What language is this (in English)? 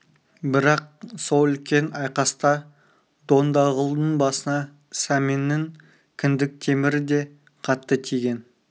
Kazakh